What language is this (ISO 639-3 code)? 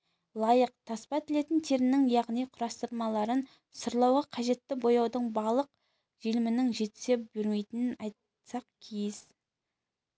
kaz